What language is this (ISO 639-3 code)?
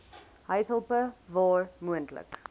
afr